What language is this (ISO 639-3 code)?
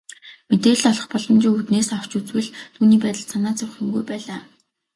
mon